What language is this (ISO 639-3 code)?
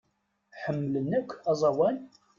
kab